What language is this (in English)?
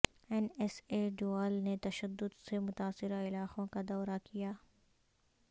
Urdu